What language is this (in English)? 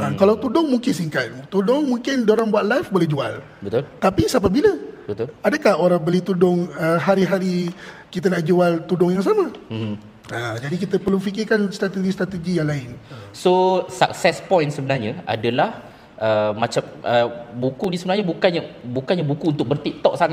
Malay